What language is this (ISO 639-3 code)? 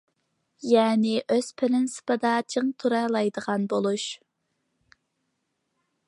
uig